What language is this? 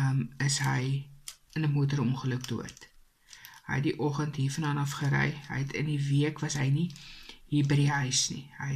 Dutch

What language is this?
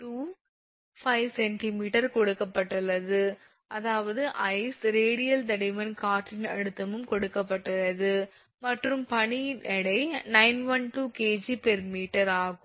Tamil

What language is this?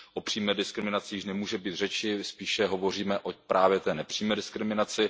Czech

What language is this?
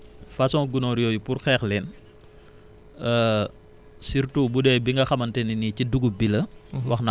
Wolof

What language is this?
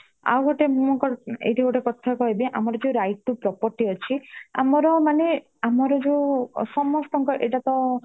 Odia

